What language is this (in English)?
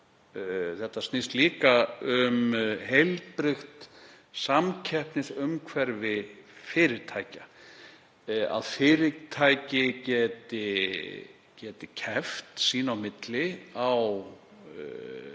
Icelandic